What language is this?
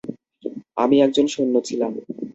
Bangla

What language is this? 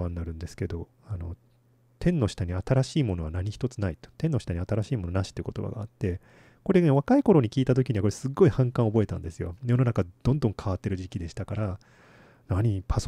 Japanese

